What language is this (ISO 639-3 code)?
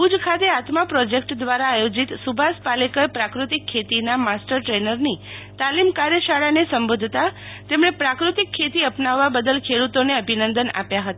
guj